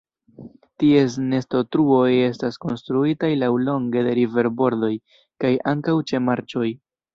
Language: Esperanto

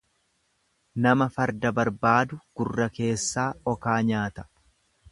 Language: Oromo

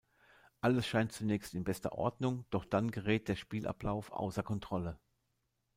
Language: German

